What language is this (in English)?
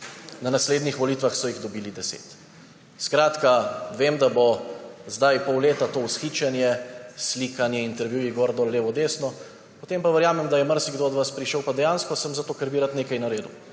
Slovenian